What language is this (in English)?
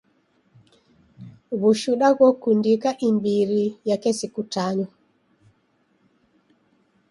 Taita